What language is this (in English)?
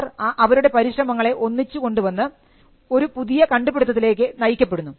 Malayalam